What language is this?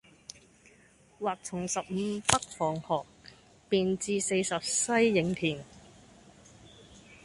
Cantonese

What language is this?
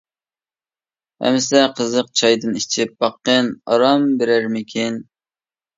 Uyghur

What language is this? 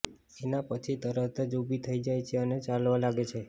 Gujarati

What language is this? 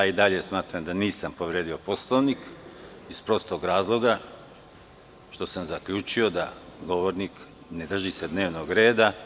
Serbian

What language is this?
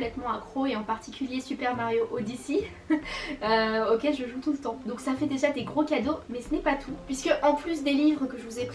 French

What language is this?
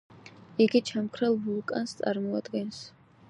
Georgian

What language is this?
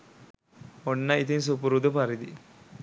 Sinhala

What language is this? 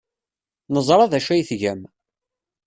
Kabyle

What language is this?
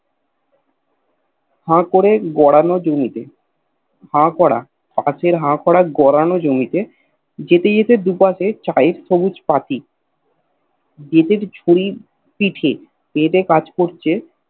Bangla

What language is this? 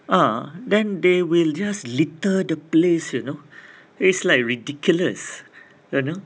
English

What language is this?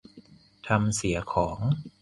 Thai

